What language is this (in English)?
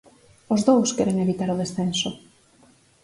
Galician